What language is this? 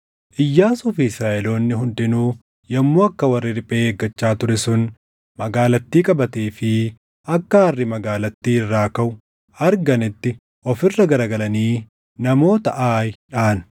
Oromo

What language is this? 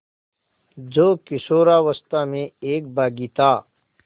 Hindi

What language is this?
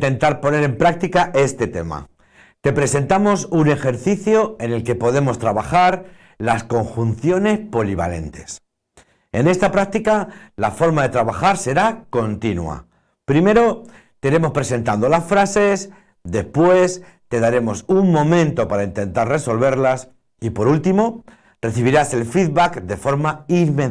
Spanish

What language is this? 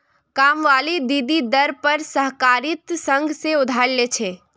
Magahi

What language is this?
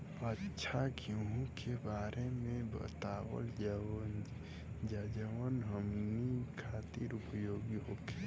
Bhojpuri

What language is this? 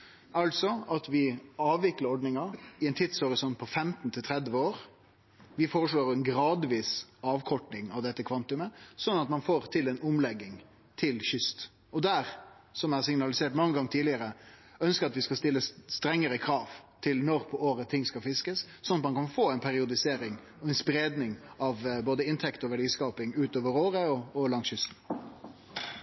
Norwegian Nynorsk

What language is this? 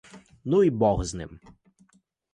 Ukrainian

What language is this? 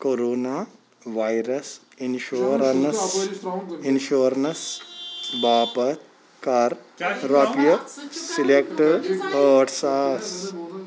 Kashmiri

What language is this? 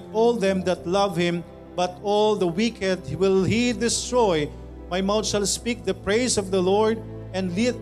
Filipino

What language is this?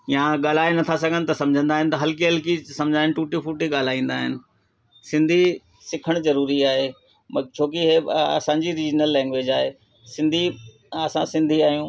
Sindhi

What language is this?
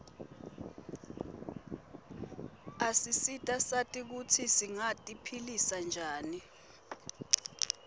Swati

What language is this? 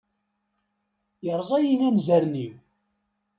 Kabyle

